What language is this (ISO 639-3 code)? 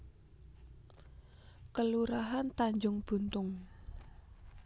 jav